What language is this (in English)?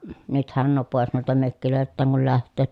Finnish